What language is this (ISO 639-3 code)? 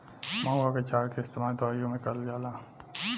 bho